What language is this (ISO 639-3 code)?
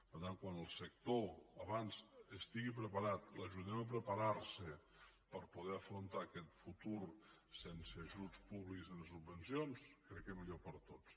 cat